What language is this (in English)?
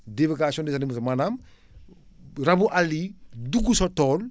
Wolof